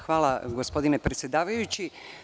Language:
Serbian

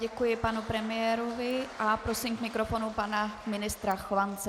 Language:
Czech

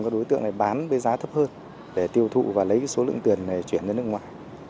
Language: Vietnamese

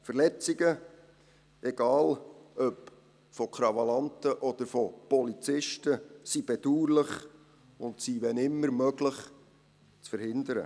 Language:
Swiss German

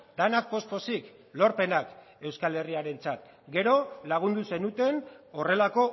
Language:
Basque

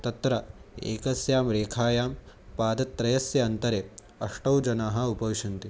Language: Sanskrit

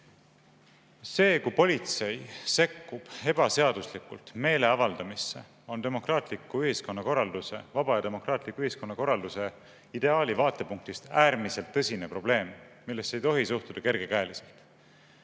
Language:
Estonian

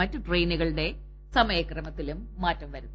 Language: Malayalam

